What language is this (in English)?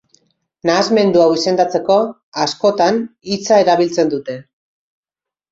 Basque